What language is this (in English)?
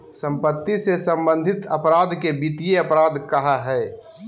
Magahi